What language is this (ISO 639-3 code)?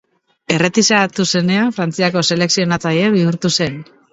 eus